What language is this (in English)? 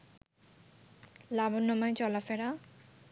Bangla